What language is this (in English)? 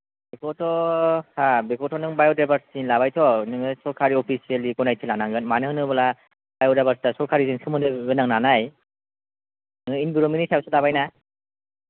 Bodo